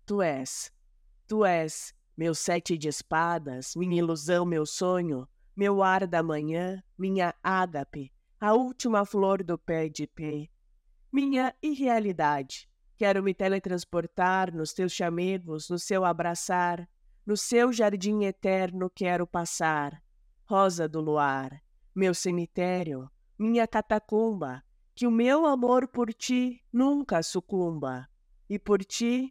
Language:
Portuguese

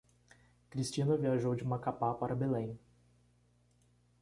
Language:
Portuguese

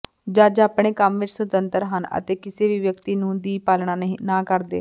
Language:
Punjabi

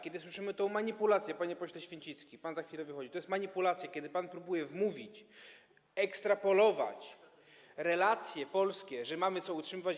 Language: Polish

